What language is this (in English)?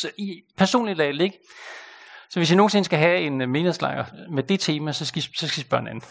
Danish